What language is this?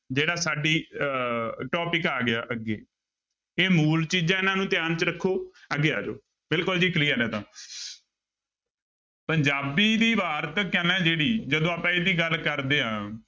Punjabi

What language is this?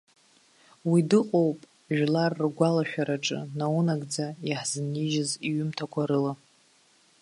Abkhazian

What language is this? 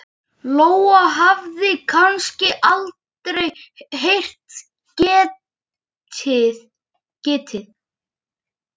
Icelandic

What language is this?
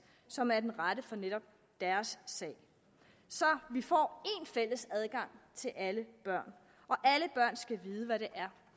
Danish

